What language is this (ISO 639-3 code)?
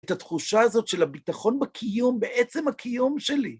heb